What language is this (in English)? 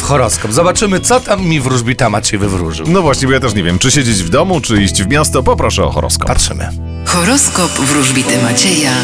Polish